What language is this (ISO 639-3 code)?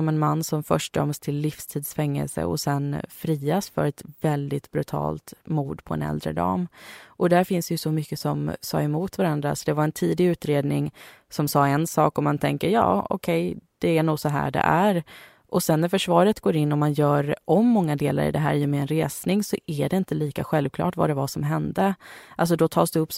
swe